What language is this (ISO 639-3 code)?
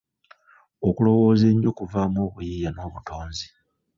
lug